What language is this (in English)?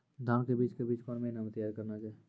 Maithili